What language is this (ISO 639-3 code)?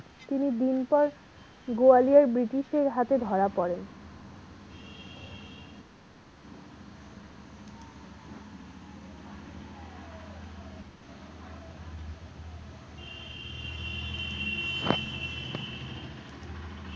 ben